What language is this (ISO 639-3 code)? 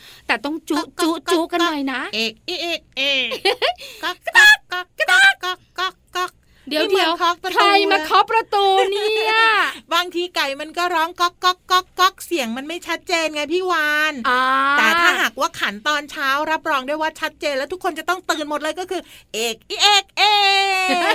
tha